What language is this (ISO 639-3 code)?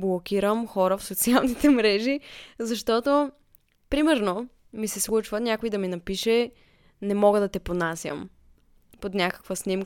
bul